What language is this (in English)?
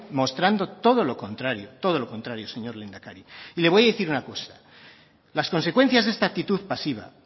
Spanish